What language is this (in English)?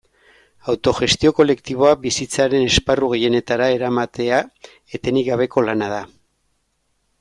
Basque